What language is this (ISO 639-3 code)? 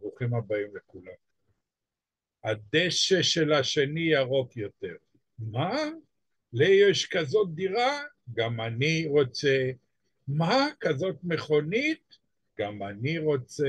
heb